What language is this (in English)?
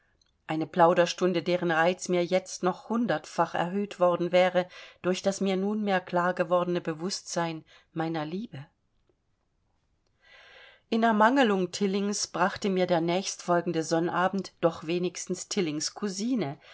German